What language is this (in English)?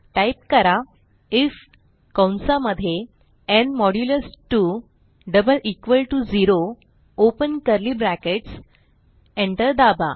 Marathi